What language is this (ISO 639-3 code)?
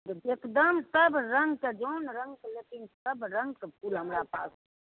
mai